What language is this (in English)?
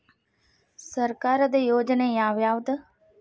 Kannada